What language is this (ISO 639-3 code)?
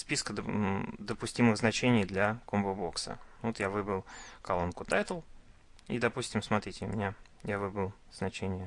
rus